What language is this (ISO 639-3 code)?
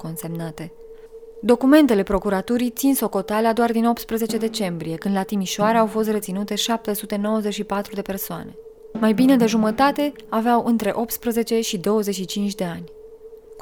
ron